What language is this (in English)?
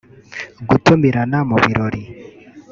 Kinyarwanda